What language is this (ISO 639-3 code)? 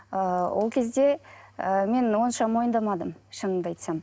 kaz